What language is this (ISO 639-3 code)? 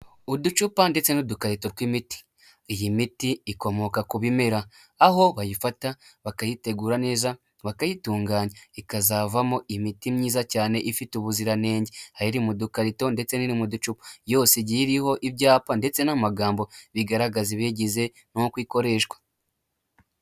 kin